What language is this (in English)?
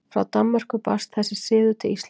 Icelandic